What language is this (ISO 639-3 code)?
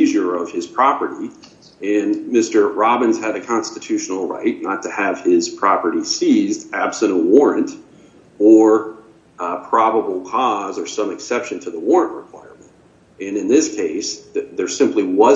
eng